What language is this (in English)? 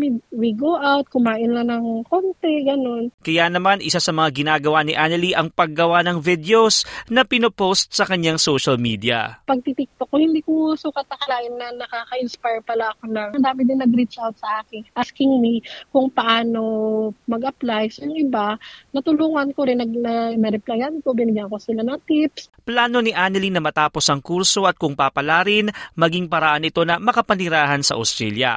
Filipino